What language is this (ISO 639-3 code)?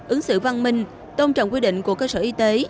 vie